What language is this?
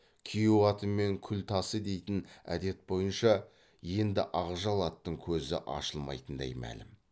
Kazakh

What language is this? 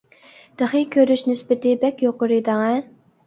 Uyghur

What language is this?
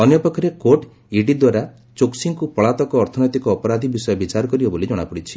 Odia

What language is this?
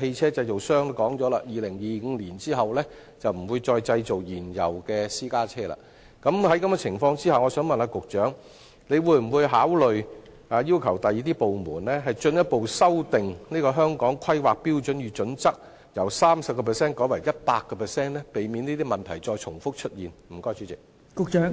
Cantonese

